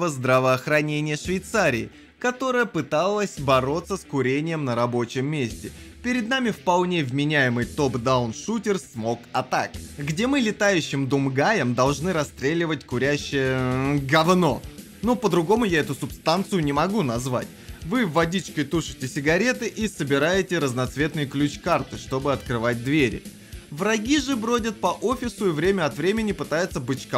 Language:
Russian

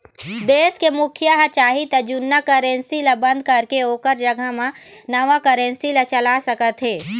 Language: Chhattisgarhi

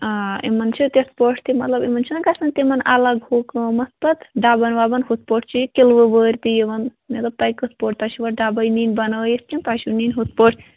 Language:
Kashmiri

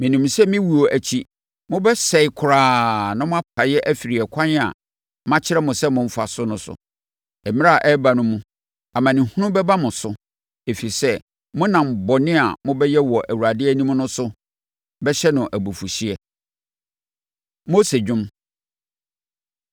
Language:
Akan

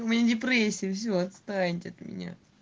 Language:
Russian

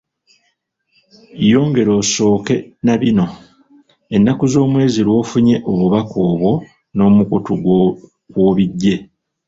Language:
Ganda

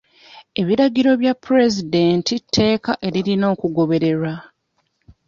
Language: Ganda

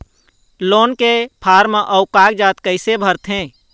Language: Chhattisgarhi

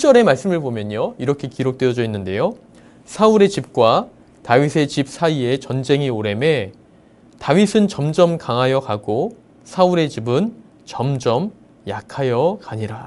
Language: Korean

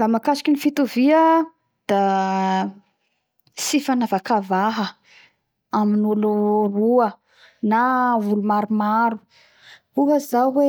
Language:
Bara Malagasy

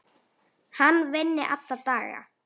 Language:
Icelandic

